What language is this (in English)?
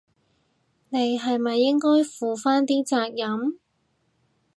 Cantonese